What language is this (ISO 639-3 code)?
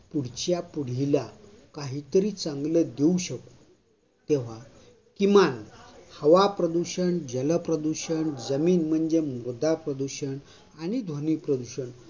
mar